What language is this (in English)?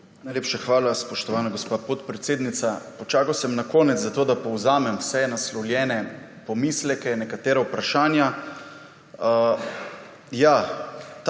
Slovenian